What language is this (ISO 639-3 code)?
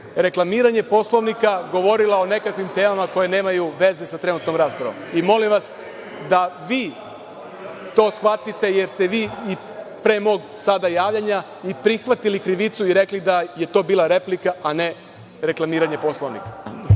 srp